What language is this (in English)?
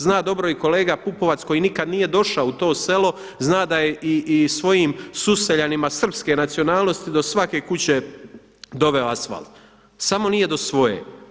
Croatian